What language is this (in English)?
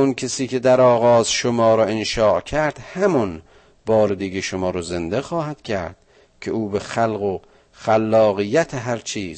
Persian